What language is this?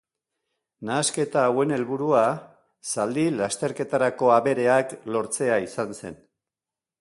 Basque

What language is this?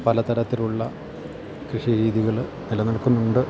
Malayalam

